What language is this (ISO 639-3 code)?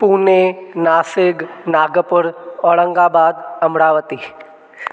snd